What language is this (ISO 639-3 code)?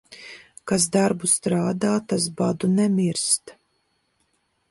lav